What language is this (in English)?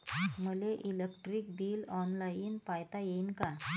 Marathi